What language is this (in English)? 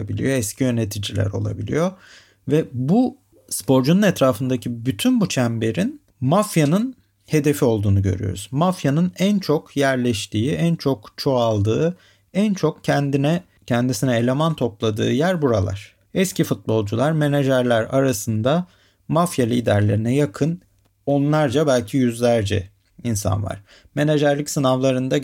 Turkish